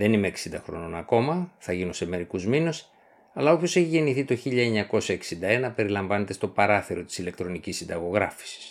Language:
Greek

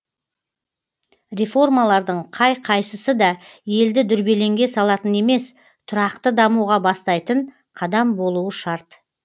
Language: Kazakh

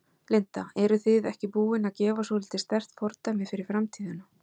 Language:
Icelandic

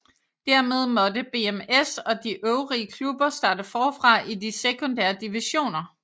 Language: Danish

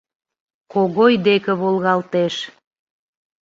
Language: Mari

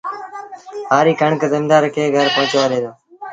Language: Sindhi Bhil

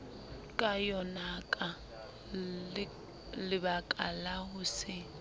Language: Southern Sotho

